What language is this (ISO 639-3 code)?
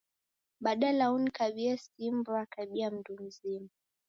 dav